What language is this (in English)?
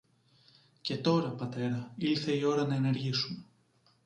Greek